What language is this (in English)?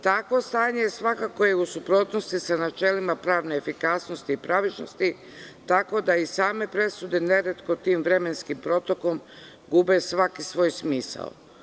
Serbian